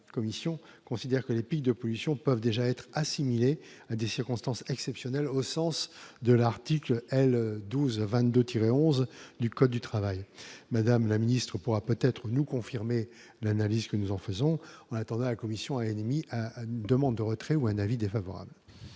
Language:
French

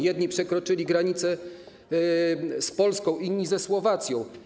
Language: Polish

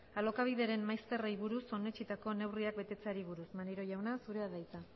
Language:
Basque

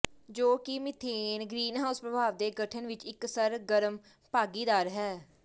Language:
Punjabi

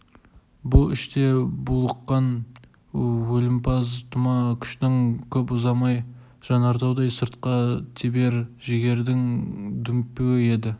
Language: Kazakh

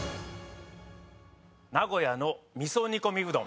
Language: Japanese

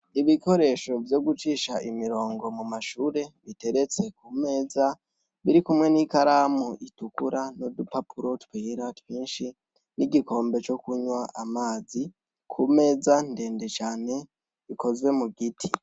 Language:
Rundi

